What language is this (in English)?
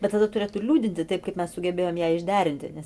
Lithuanian